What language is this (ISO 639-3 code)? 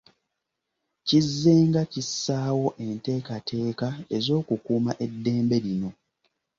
lug